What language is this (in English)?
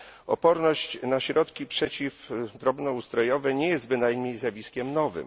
Polish